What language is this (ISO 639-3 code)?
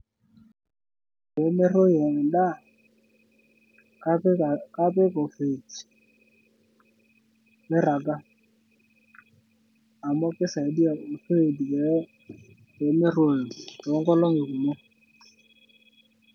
mas